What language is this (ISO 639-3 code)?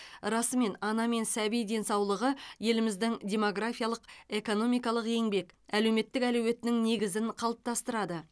kaz